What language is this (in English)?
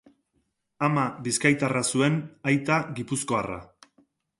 Basque